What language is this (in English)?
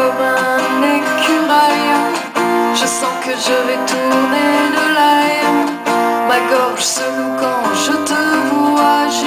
Hebrew